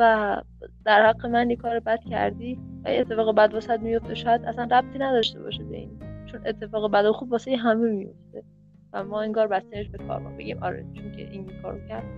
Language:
Persian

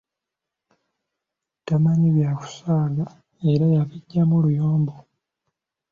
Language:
Ganda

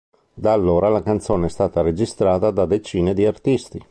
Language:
Italian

